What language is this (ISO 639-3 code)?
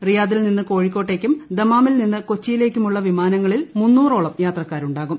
mal